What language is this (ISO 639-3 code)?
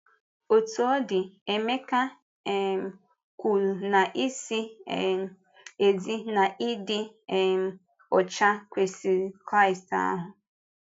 ibo